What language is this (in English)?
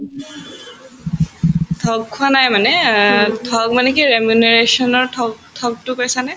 Assamese